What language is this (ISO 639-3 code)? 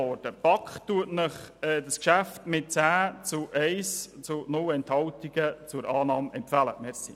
gsw